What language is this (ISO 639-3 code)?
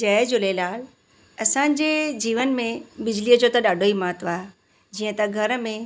snd